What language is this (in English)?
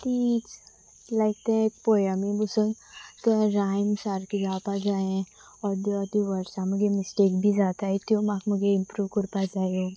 Konkani